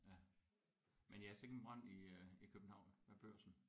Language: Danish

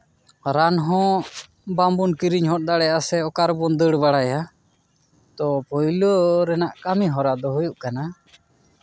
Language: Santali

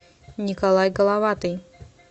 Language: Russian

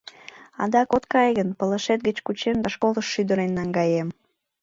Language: Mari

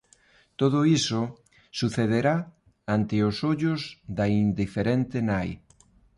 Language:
Galician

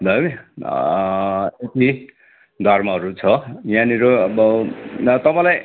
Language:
Nepali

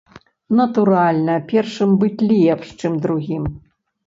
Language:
Belarusian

